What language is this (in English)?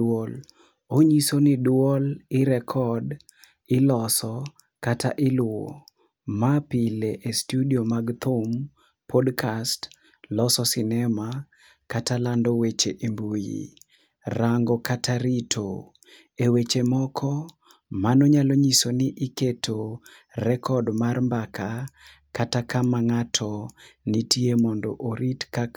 Luo (Kenya and Tanzania)